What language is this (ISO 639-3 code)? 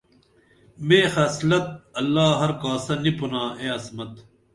dml